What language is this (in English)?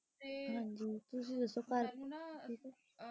Punjabi